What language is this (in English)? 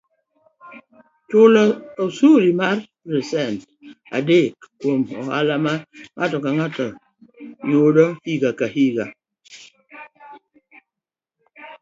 Luo (Kenya and Tanzania)